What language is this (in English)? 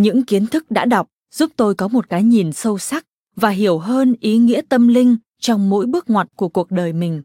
Vietnamese